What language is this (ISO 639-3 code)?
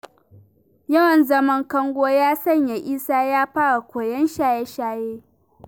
hau